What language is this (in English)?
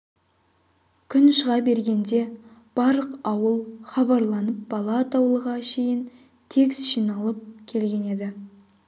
Kazakh